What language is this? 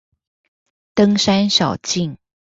Chinese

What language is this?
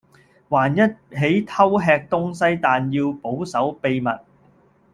Cantonese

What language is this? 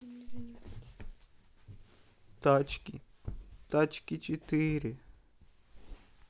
Russian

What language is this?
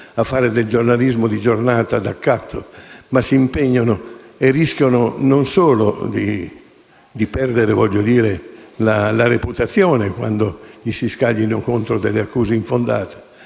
Italian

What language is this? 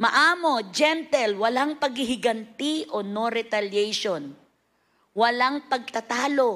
Filipino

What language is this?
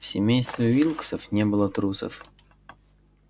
Russian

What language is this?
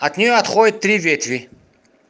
Russian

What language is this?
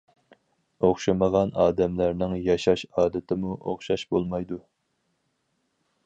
Uyghur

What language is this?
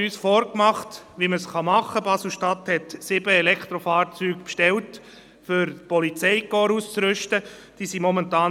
Swiss German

